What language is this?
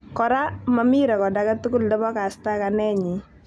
Kalenjin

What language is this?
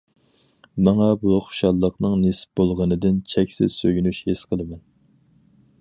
Uyghur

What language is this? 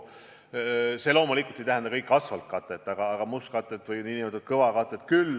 Estonian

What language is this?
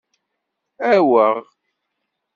Kabyle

